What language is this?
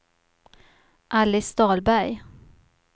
Swedish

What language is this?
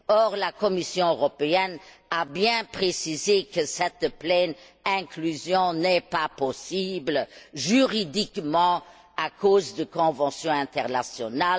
French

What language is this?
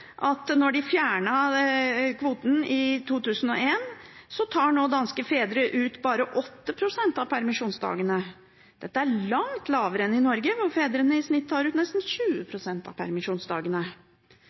Norwegian Bokmål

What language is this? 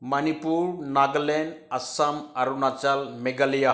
Manipuri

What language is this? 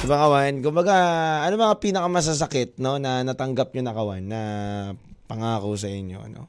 Filipino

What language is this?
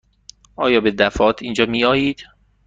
Persian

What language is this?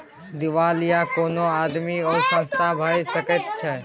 Maithili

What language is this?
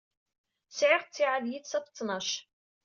Kabyle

